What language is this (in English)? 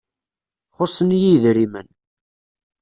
Kabyle